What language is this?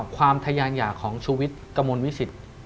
Thai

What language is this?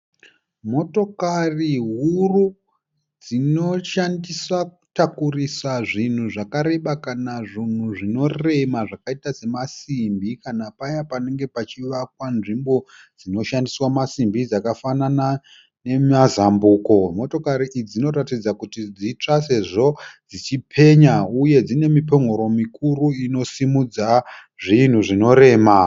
Shona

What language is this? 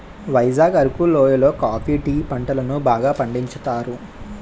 Telugu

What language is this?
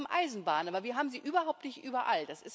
German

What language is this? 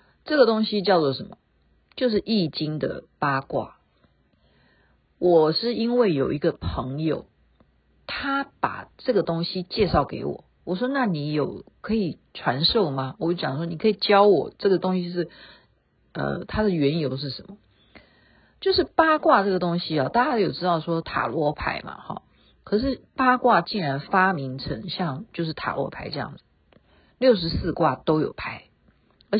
Chinese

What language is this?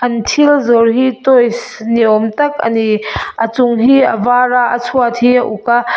Mizo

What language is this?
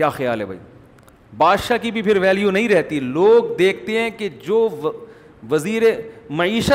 Urdu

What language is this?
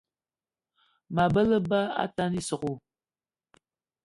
Eton (Cameroon)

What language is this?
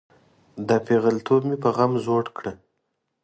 Pashto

